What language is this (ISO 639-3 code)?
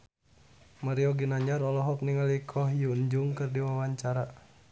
sun